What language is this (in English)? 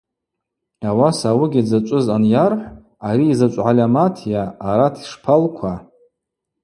Abaza